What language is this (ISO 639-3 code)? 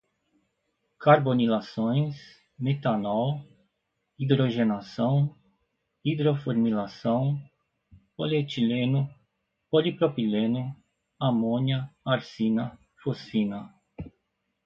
por